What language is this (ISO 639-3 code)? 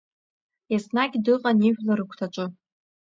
abk